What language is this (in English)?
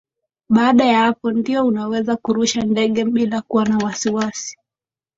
Swahili